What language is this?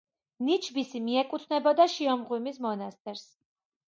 Georgian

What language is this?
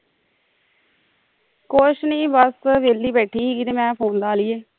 Punjabi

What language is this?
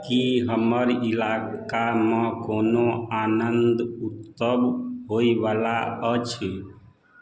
Maithili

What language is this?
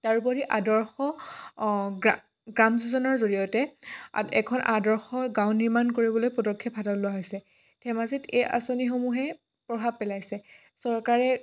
Assamese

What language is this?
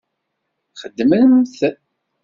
Kabyle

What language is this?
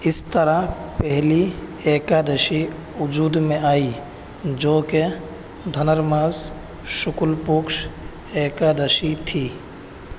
Urdu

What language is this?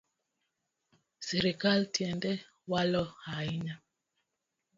Luo (Kenya and Tanzania)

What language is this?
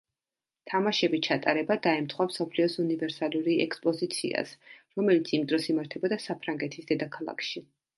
Georgian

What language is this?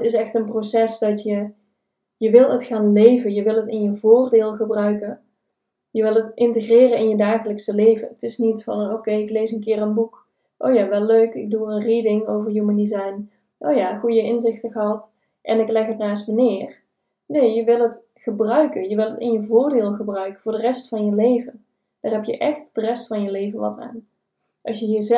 Dutch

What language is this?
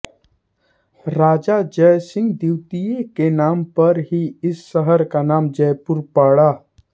Hindi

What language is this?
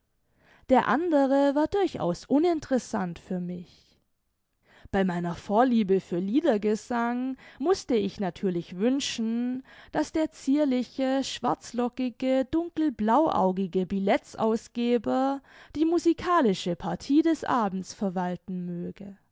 German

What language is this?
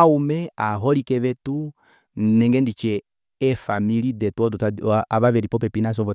Kuanyama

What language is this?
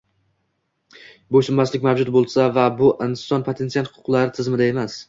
Uzbek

